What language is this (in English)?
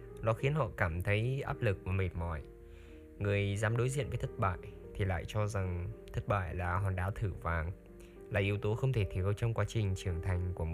Vietnamese